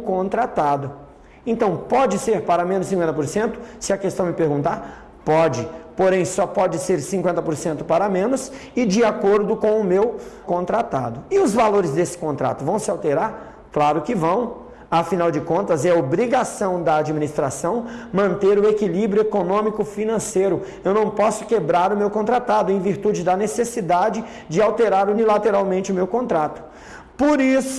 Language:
Portuguese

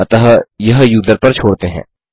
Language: Hindi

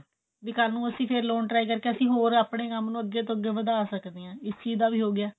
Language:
Punjabi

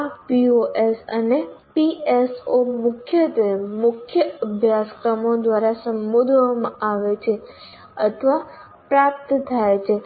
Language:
Gujarati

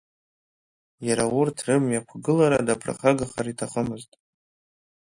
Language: Abkhazian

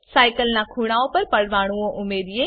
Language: Gujarati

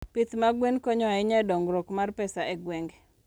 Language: Luo (Kenya and Tanzania)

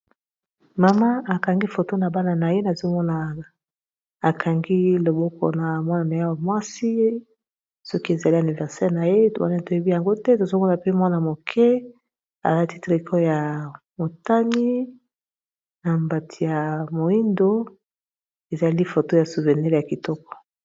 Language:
Lingala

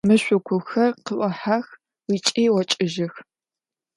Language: Adyghe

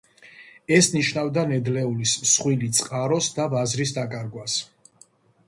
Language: Georgian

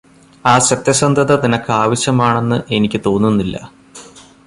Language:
Malayalam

